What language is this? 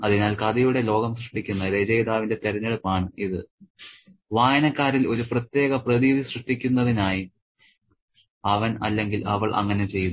Malayalam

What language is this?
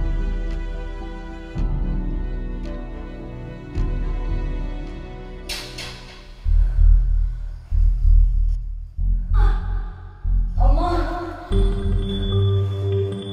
Malayalam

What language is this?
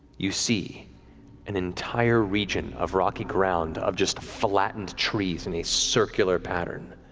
English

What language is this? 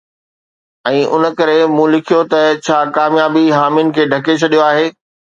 Sindhi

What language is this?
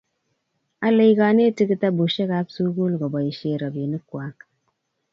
Kalenjin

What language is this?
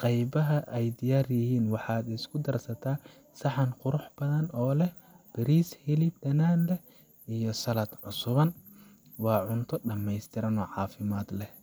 Somali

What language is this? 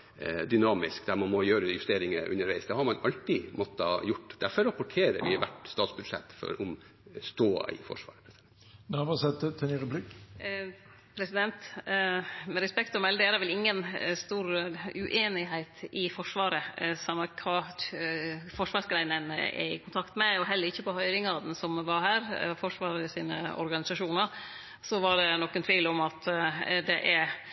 Norwegian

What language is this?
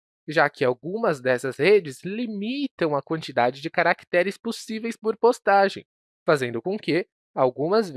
Portuguese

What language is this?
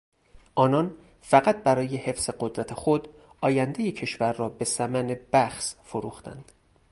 Persian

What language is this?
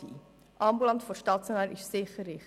Swiss German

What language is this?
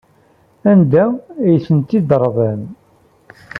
Kabyle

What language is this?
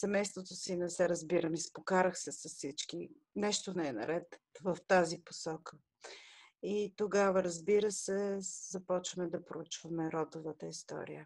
Bulgarian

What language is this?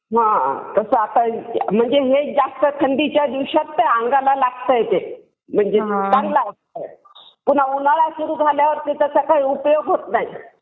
Marathi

